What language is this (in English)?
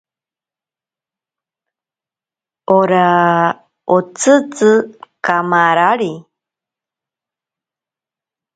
Ashéninka Perené